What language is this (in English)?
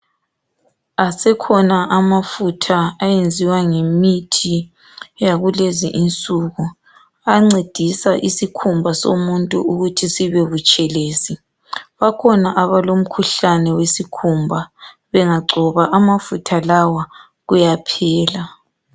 North Ndebele